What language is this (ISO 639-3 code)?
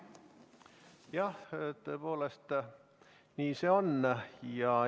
est